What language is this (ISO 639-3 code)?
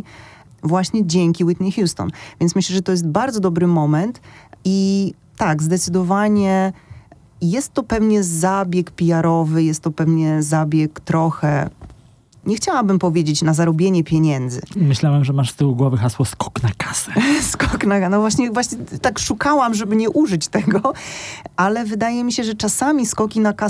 pol